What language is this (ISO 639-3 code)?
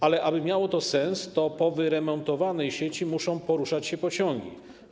pol